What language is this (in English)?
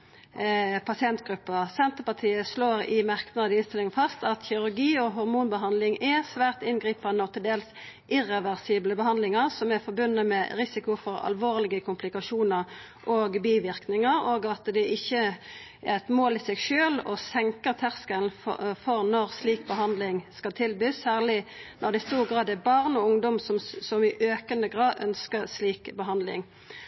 Norwegian Nynorsk